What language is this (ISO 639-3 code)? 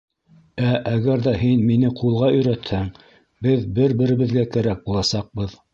bak